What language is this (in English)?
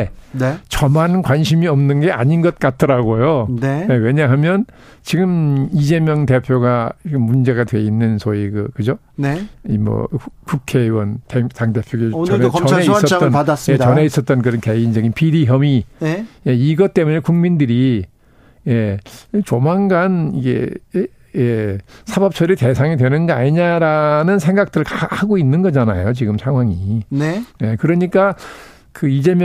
Korean